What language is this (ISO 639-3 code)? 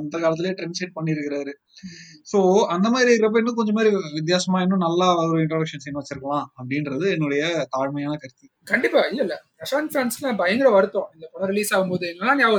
tam